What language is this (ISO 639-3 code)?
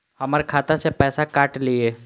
mai